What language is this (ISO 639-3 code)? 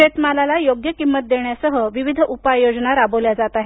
mar